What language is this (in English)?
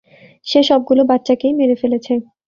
Bangla